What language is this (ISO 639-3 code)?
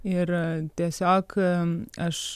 lit